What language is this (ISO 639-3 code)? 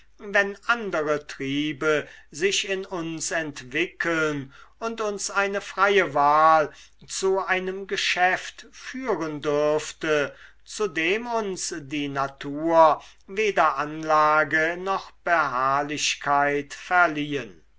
deu